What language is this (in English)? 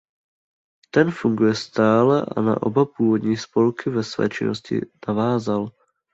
Czech